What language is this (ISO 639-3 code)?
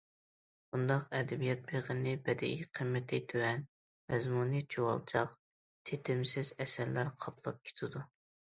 uig